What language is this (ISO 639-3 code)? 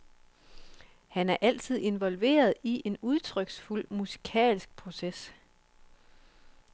dan